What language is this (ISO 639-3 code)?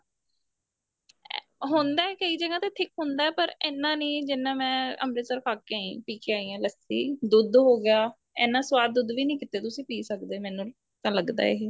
pan